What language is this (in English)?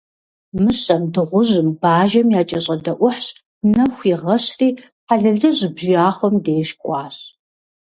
Kabardian